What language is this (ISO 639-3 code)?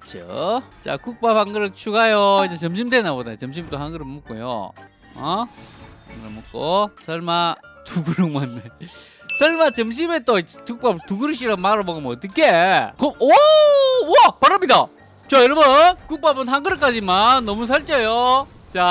kor